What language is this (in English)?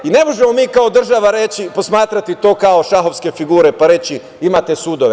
Serbian